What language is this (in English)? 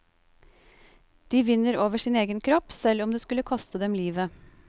Norwegian